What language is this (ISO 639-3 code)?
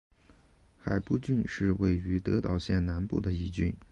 zho